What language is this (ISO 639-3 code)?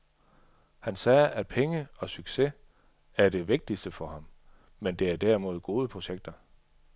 dan